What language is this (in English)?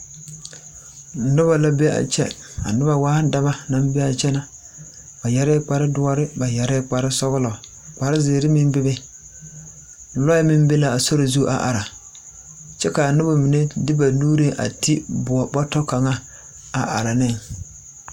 Southern Dagaare